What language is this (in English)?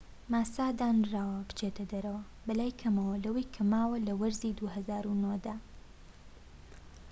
Central Kurdish